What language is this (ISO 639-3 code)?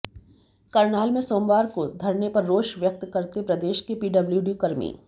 hin